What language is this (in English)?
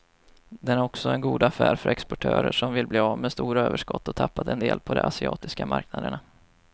Swedish